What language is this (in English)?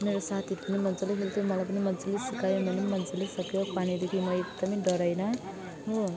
Nepali